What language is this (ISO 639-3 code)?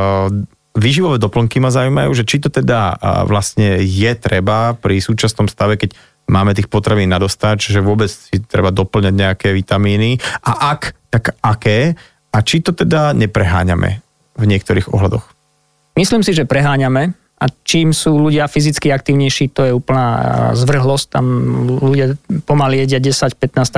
slk